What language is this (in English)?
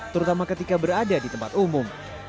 Indonesian